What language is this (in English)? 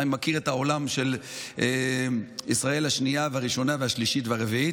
Hebrew